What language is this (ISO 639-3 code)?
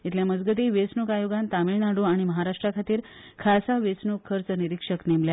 kok